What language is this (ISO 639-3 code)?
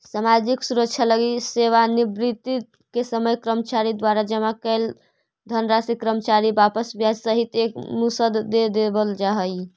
mag